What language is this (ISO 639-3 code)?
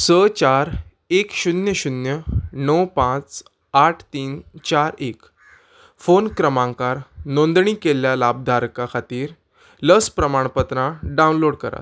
kok